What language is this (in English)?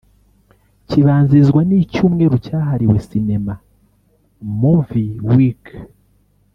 Kinyarwanda